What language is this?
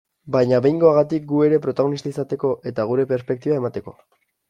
Basque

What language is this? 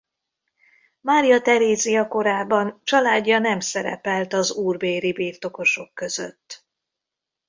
Hungarian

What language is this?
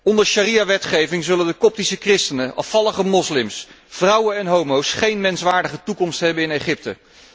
Dutch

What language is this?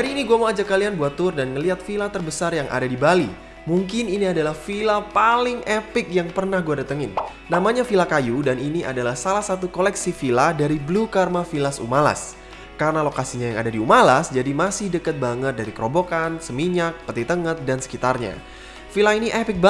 Indonesian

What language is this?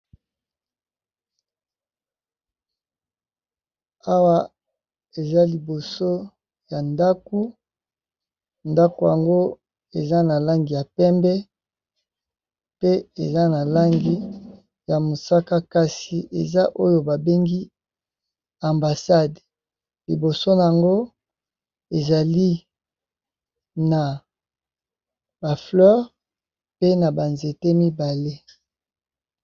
Lingala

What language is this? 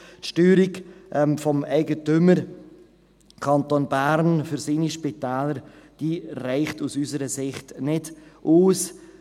Swiss German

